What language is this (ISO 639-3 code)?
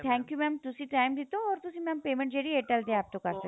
pan